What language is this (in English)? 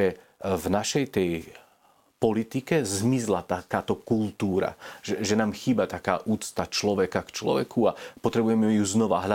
Slovak